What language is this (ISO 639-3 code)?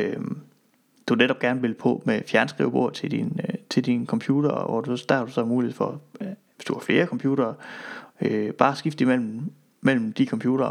dan